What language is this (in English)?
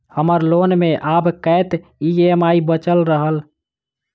Maithili